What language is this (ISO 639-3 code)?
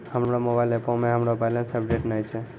mai